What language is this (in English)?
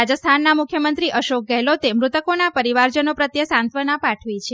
Gujarati